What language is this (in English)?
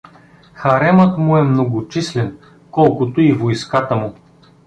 Bulgarian